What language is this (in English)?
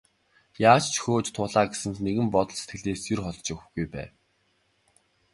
Mongolian